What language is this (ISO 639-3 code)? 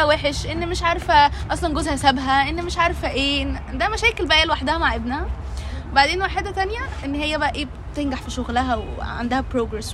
ara